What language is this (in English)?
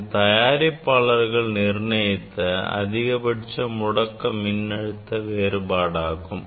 Tamil